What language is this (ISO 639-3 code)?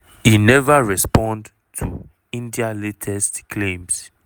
pcm